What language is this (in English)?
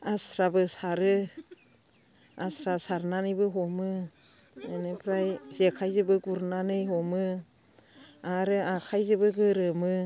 Bodo